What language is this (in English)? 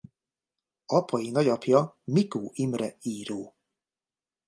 Hungarian